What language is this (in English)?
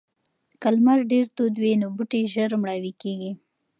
Pashto